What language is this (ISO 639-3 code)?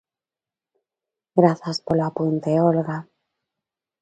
glg